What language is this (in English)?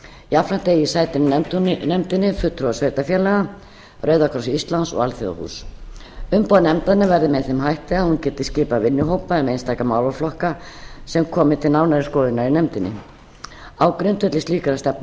Icelandic